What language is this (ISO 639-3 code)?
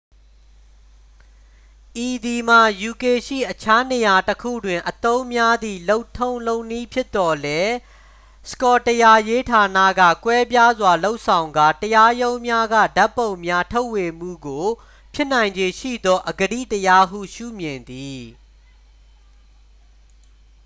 mya